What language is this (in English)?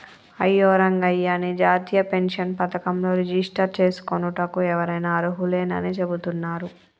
Telugu